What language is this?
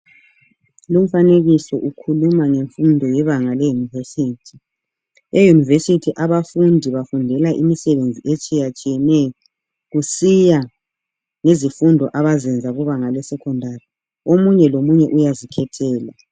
North Ndebele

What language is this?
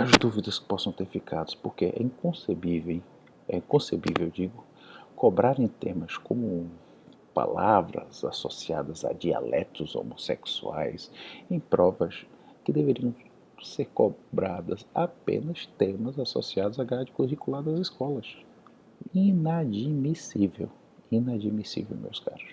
Portuguese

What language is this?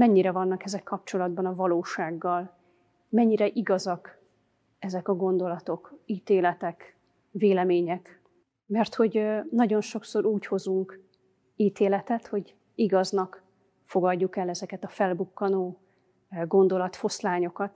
Hungarian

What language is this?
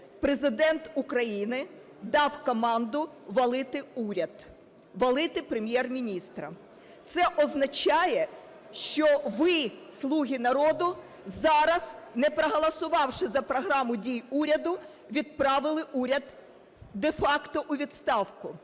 Ukrainian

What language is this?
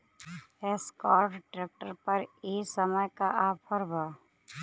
Bhojpuri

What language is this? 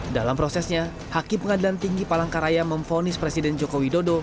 Indonesian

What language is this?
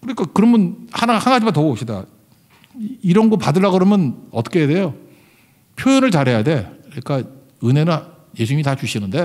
Korean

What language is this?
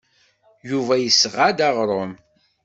Kabyle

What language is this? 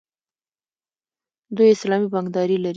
Pashto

